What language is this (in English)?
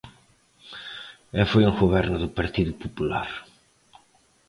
Galician